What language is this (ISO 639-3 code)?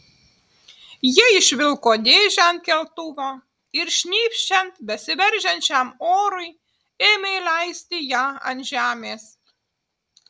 lit